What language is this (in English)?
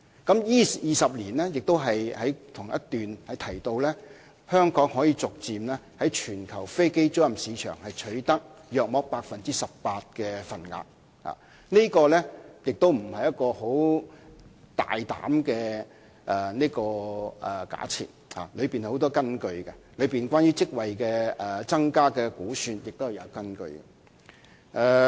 Cantonese